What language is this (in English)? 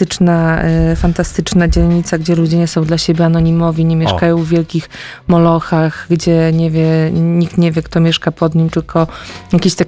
Polish